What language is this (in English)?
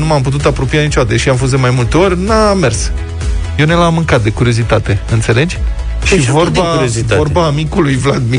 Romanian